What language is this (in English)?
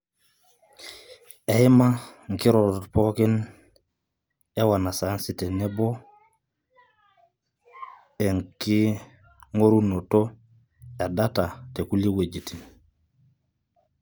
Masai